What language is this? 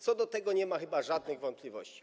Polish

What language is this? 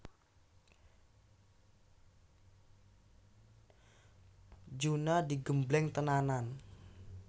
Javanese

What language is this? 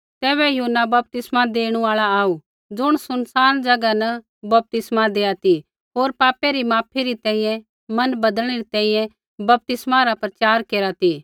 Kullu Pahari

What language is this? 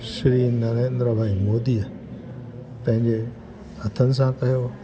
Sindhi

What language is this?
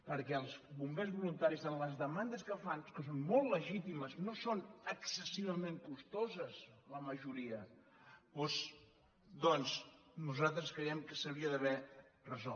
Catalan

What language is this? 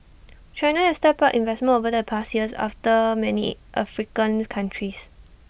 English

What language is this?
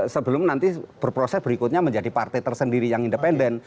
Indonesian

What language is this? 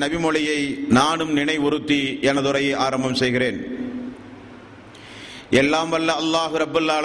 Tamil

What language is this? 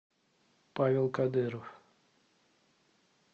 Russian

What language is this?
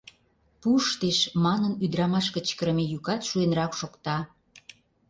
Mari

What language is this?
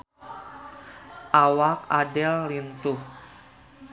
Sundanese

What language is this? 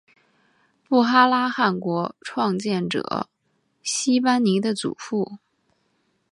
Chinese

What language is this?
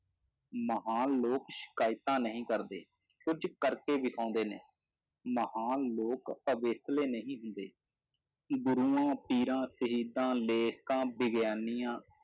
Punjabi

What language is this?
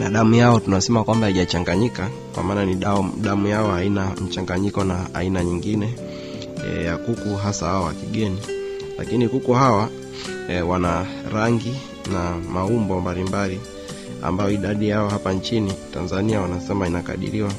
Swahili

